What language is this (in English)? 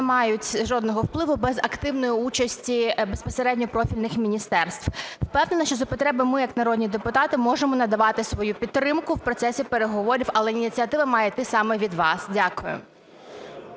Ukrainian